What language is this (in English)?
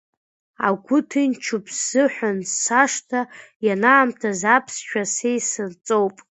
Abkhazian